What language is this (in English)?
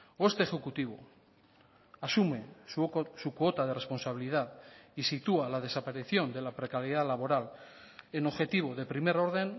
Spanish